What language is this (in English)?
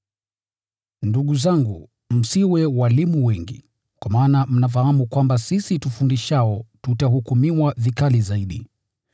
Swahili